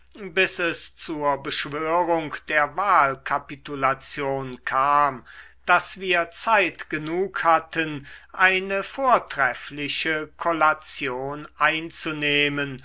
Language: German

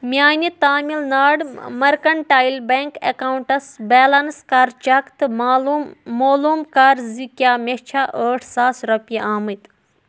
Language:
Kashmiri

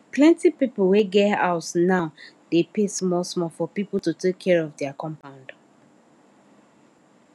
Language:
Nigerian Pidgin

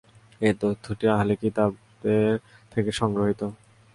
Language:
Bangla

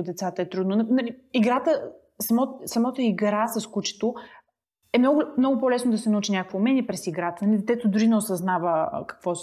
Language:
Bulgarian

